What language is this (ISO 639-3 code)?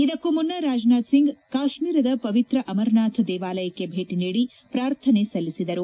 kan